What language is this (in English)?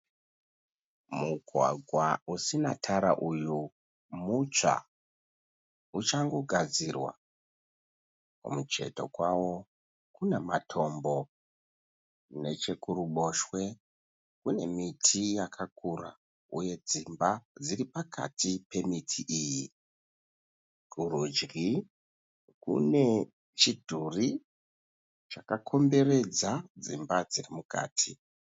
Shona